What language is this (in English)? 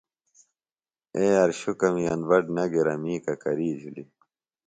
Phalura